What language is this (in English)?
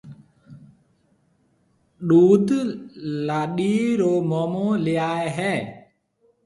Marwari (Pakistan)